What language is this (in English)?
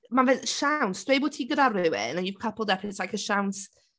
Welsh